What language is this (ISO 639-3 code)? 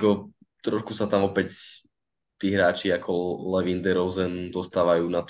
slk